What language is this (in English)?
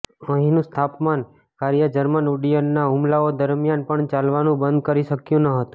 Gujarati